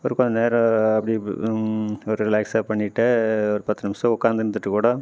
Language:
Tamil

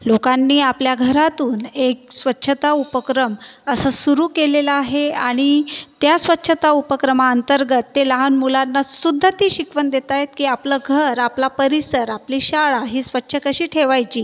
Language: Marathi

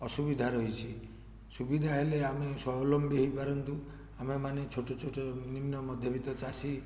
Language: Odia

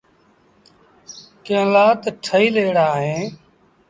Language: Sindhi Bhil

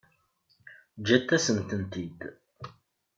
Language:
Kabyle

